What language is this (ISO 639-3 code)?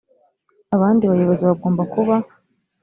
kin